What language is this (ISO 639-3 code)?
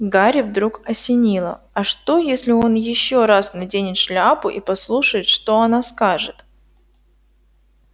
rus